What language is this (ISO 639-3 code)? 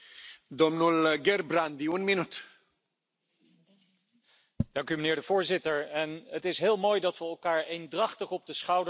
nld